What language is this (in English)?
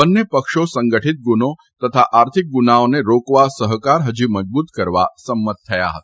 Gujarati